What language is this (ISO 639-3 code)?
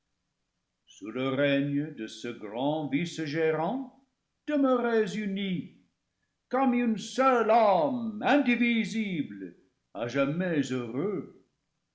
fra